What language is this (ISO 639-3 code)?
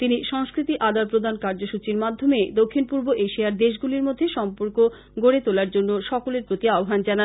ben